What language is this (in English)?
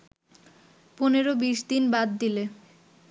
Bangla